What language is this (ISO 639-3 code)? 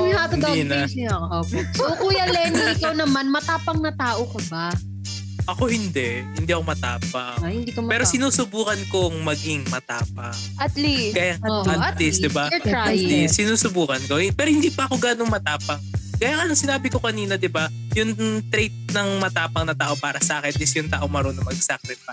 fil